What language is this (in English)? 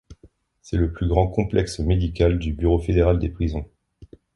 French